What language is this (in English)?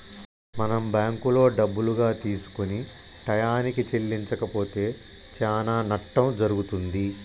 Telugu